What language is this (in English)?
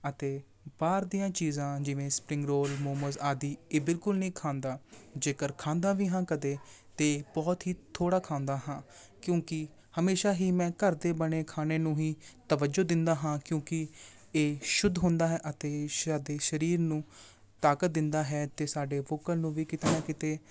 Punjabi